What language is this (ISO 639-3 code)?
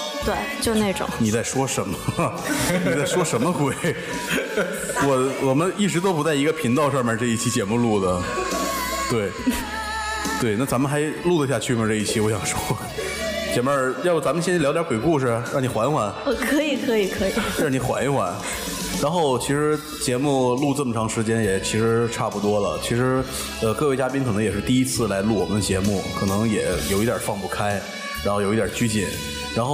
zho